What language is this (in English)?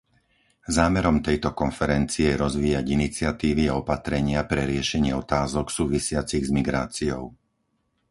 Slovak